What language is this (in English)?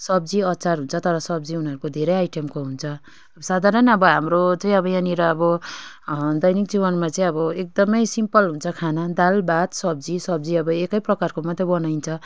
Nepali